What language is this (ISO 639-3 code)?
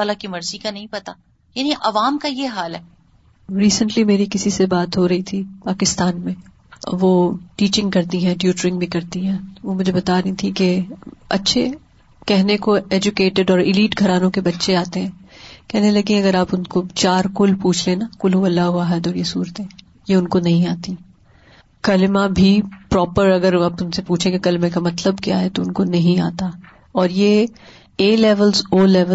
urd